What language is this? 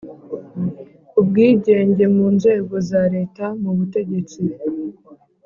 Kinyarwanda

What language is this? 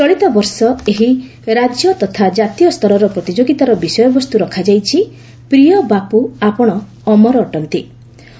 Odia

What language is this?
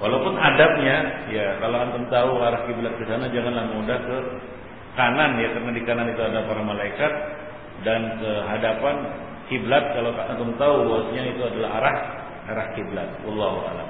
Malay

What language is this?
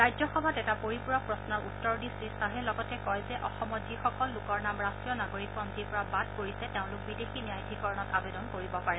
Assamese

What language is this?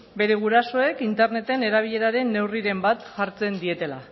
Basque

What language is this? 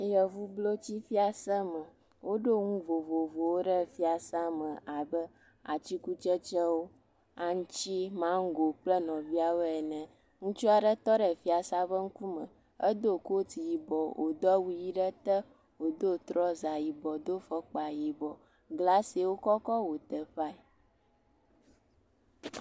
Ewe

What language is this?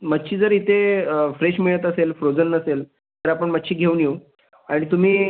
Marathi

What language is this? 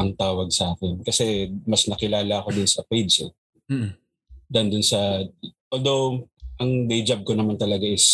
Filipino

